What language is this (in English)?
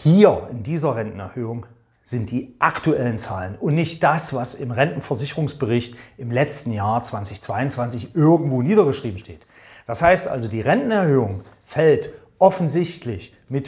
German